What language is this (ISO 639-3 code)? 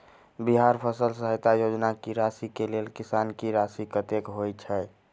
mai